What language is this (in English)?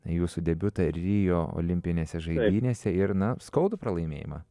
Lithuanian